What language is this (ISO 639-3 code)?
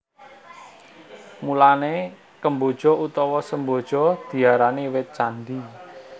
jav